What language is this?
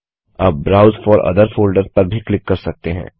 Hindi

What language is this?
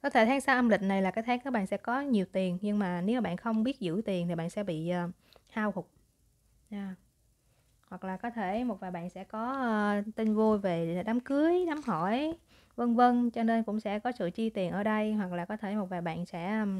Vietnamese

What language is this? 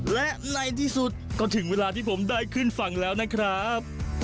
Thai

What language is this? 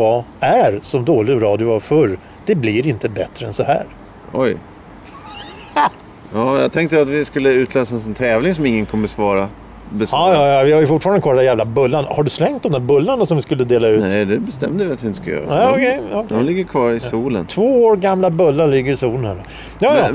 Swedish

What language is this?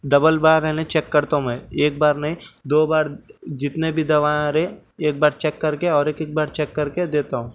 Urdu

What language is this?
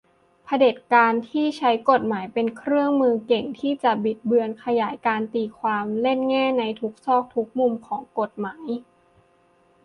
Thai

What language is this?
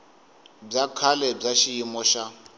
Tsonga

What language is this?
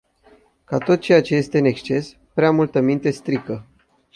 Romanian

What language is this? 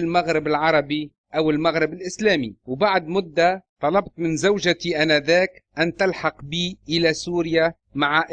Arabic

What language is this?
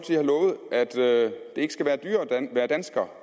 Danish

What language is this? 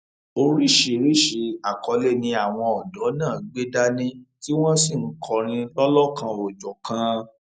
Yoruba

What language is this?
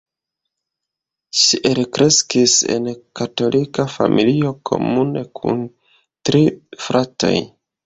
Esperanto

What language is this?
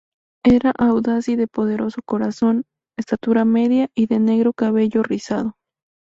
Spanish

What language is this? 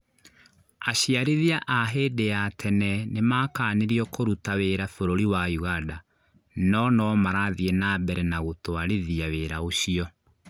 Kikuyu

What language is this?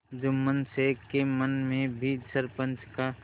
Hindi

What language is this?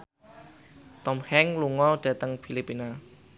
Javanese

